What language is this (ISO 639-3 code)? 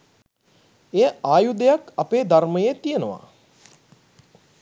sin